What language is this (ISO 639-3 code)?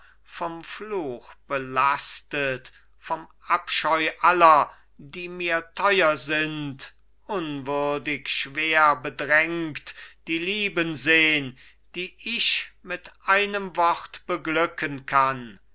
deu